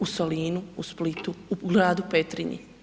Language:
Croatian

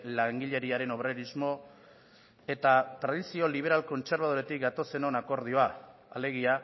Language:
Basque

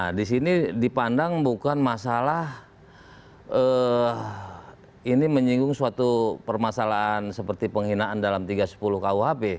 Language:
Indonesian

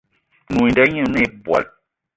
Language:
Eton (Cameroon)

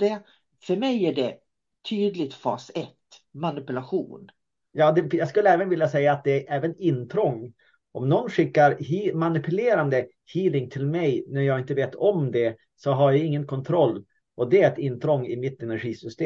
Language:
Swedish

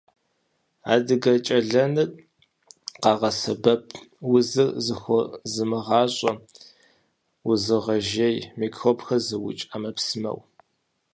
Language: Kabardian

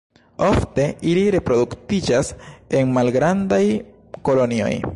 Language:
Esperanto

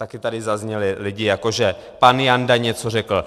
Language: Czech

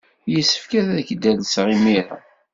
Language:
Kabyle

